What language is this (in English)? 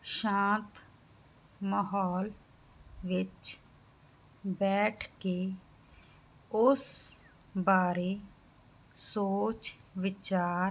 Punjabi